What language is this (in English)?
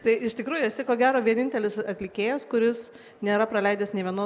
Lithuanian